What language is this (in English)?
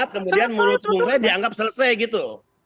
Indonesian